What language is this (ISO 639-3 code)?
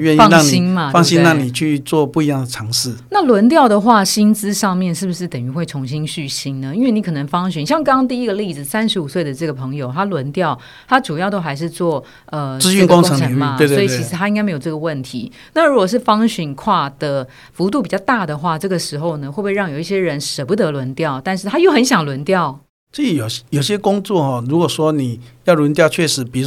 zho